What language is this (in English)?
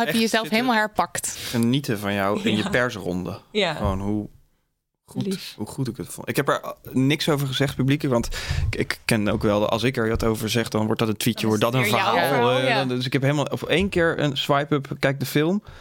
Dutch